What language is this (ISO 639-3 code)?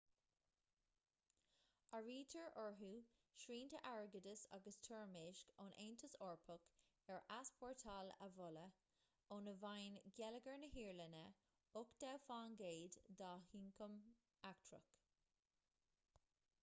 gle